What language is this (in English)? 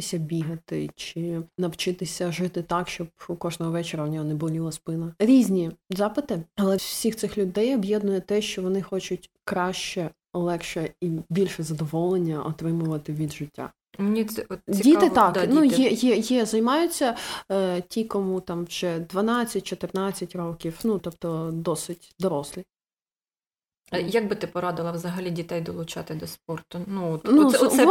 Ukrainian